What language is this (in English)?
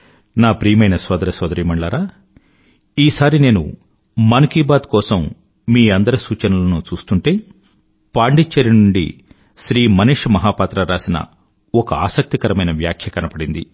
Telugu